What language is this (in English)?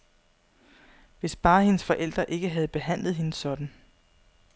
Danish